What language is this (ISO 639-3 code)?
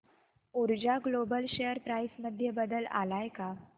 mar